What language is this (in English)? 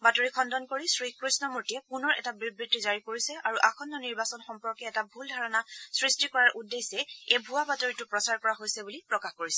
Assamese